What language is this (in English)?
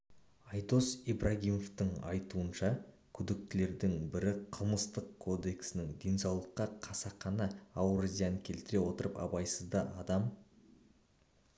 Kazakh